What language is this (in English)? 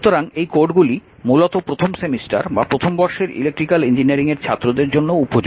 Bangla